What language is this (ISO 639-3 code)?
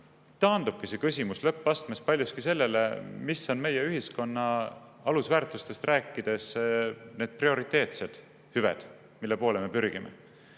est